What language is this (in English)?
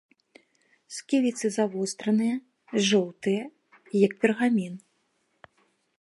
Belarusian